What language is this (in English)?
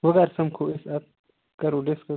Kashmiri